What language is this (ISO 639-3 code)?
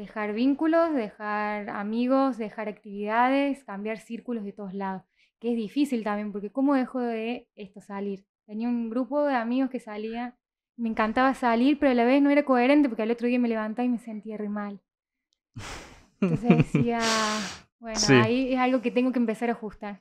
spa